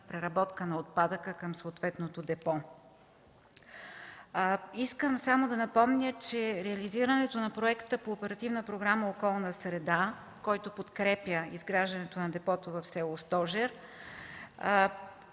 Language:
Bulgarian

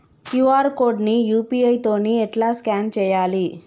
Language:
Telugu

